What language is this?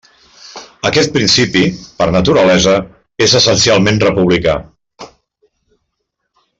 Catalan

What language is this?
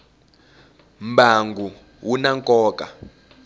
Tsonga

